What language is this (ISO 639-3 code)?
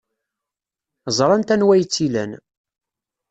kab